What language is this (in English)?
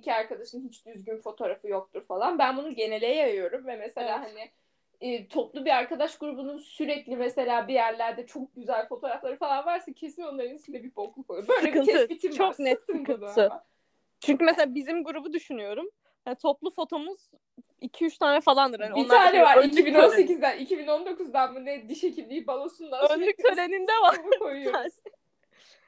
Turkish